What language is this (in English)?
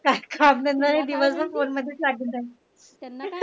Marathi